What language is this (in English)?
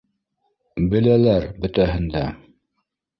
Bashkir